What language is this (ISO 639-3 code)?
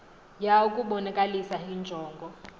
xho